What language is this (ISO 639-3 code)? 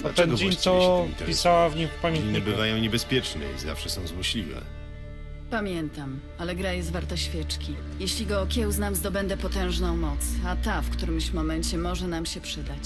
pol